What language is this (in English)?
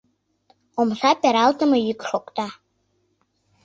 Mari